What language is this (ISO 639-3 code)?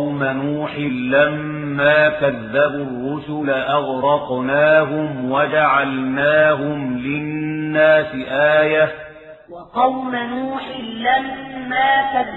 ara